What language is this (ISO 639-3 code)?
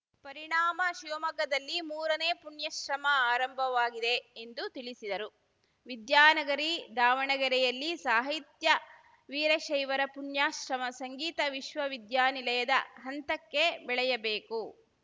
kan